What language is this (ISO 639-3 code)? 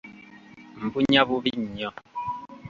lug